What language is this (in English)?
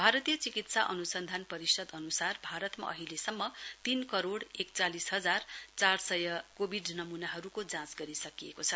Nepali